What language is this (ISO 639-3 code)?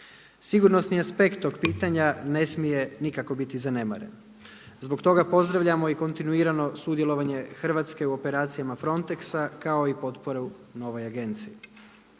hrv